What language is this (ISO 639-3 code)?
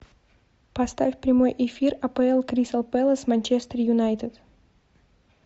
rus